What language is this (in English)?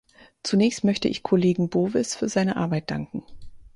German